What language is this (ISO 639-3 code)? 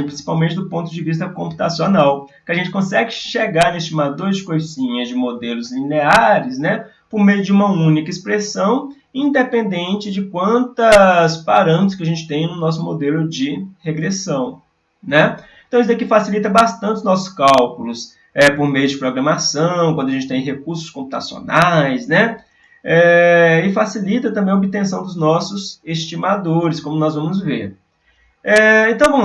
por